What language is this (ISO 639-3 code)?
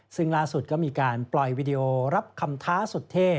tha